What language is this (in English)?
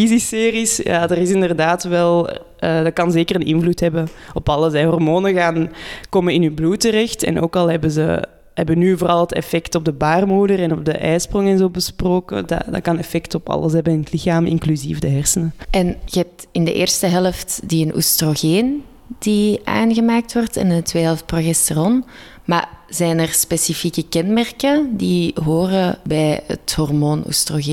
Dutch